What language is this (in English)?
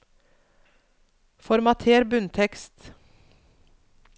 Norwegian